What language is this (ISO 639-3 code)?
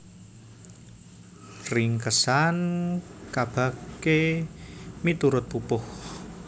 jav